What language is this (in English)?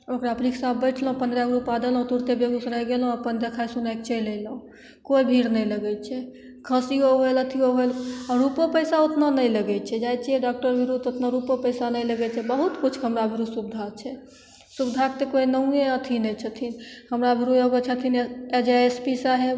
Maithili